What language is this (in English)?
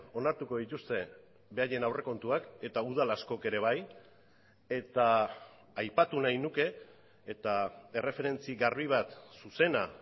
Basque